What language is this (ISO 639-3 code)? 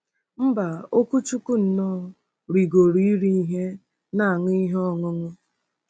ibo